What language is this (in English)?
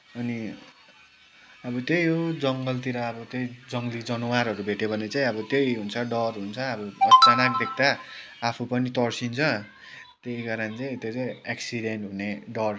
Nepali